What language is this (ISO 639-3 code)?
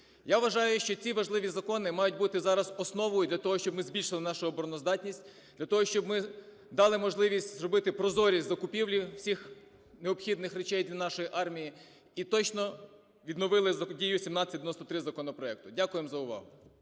ukr